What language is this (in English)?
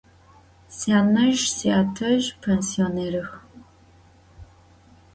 Adyghe